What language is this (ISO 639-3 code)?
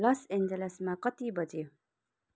nep